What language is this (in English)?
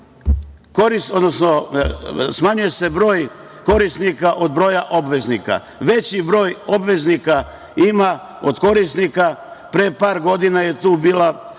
Serbian